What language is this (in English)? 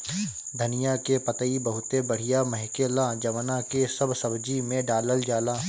Bhojpuri